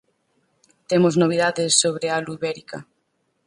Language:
Galician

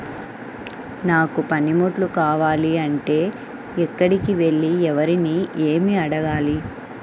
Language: Telugu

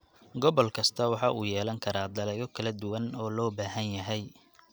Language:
Somali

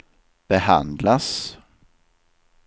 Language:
Swedish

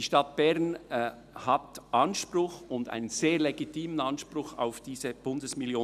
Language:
Swiss German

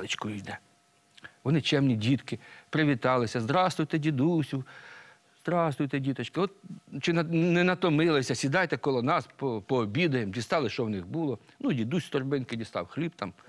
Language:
Ukrainian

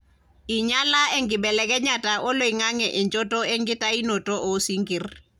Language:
Masai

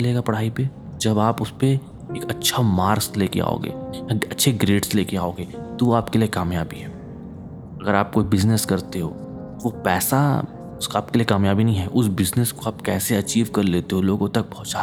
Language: Hindi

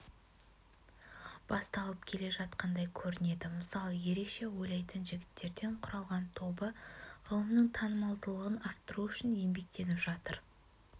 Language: Kazakh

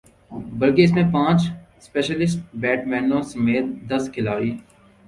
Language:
Urdu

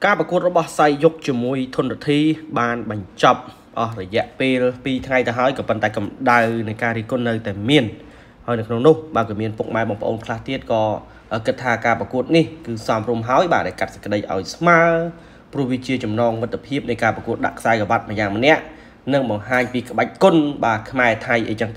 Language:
Vietnamese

